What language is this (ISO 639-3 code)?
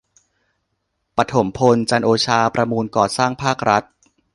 tha